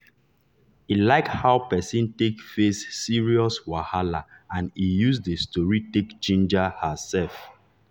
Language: Nigerian Pidgin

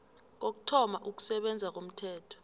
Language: South Ndebele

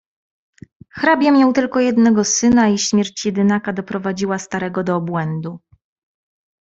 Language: Polish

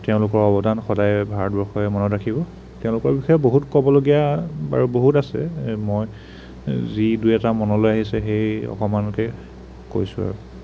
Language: Assamese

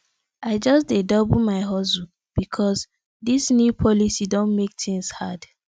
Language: Nigerian Pidgin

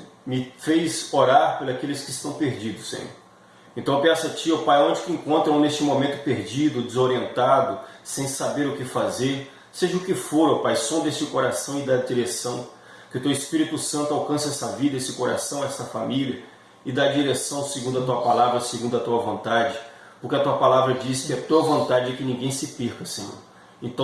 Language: Portuguese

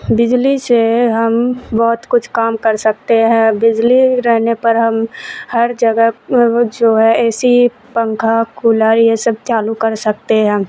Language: Urdu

